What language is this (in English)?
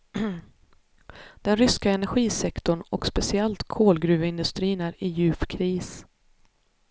Swedish